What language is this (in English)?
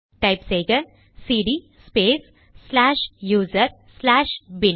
Tamil